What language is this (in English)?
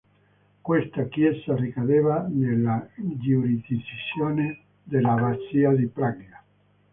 Italian